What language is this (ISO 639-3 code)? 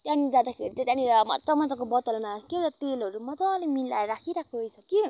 nep